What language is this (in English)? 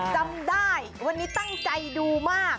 Thai